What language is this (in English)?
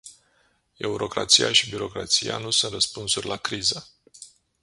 Romanian